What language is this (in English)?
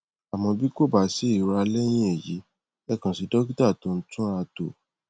Yoruba